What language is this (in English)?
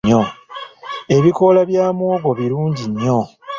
Ganda